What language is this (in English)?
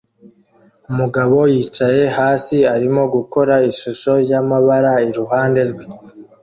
Kinyarwanda